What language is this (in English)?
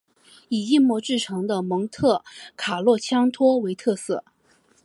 Chinese